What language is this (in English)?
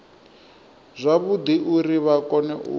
Venda